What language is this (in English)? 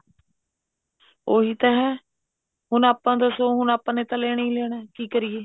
Punjabi